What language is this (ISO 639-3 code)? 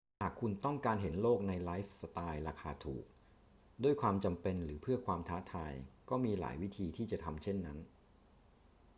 tha